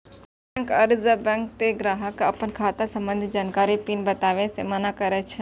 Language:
Maithili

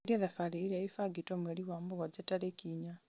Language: Kikuyu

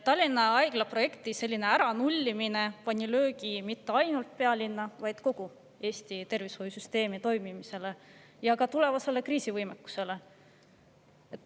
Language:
Estonian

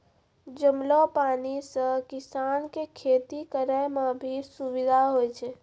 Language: Maithili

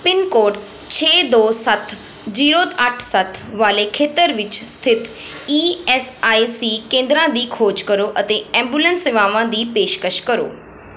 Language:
Punjabi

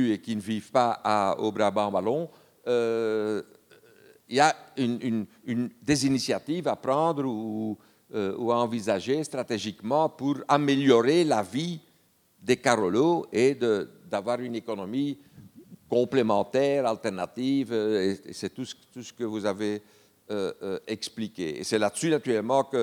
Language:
French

